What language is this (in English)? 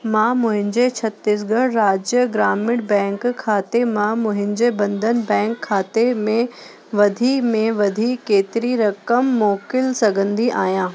Sindhi